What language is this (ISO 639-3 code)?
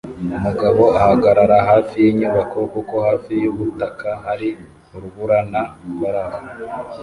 kin